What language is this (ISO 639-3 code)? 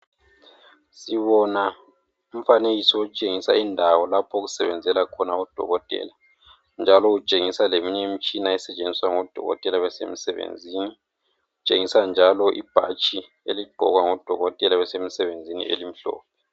nde